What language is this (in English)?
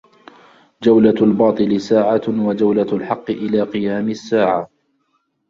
Arabic